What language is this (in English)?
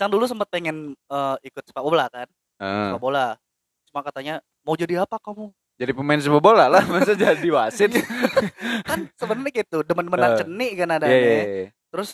Indonesian